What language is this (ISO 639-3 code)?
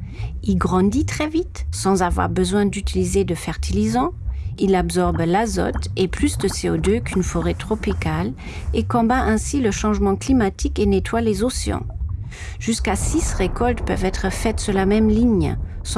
fra